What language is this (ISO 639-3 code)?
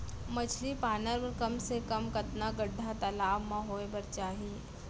hne